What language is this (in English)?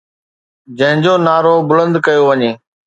Sindhi